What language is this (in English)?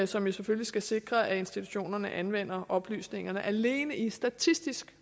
Danish